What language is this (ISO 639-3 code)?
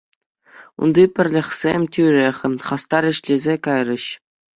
chv